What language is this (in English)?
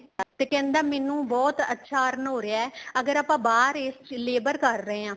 Punjabi